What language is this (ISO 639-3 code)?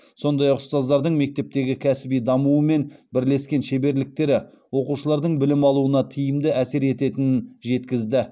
kaz